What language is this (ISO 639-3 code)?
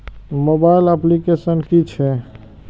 mai